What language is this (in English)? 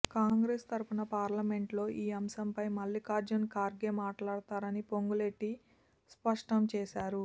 Telugu